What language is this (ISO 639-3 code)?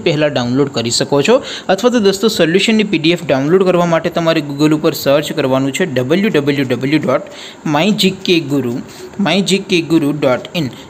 hin